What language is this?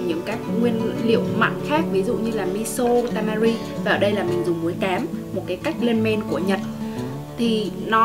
Vietnamese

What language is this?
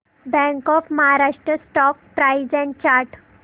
Marathi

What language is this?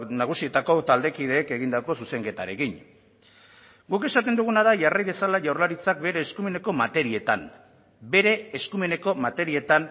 Basque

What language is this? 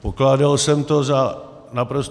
Czech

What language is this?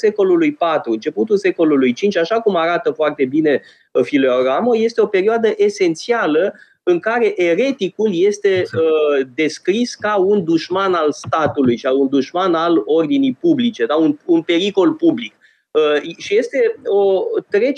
Romanian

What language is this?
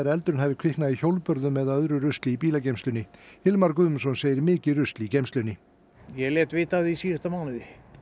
Icelandic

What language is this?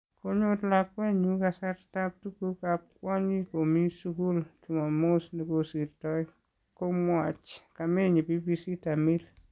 Kalenjin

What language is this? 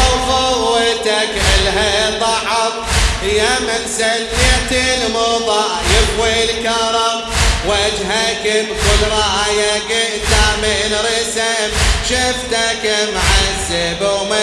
Arabic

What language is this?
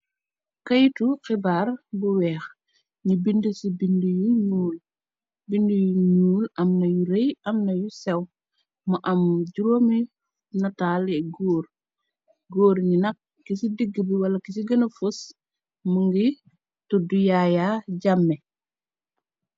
Wolof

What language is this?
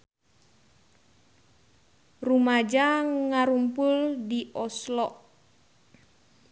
Sundanese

